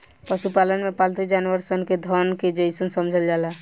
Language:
Bhojpuri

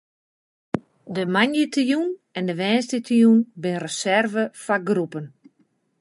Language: Western Frisian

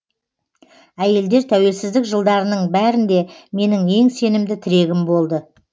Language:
Kazakh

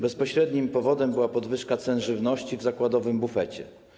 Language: Polish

